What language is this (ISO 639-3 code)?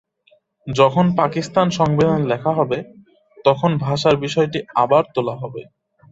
ben